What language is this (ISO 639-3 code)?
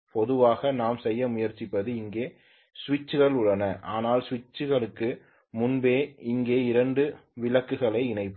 tam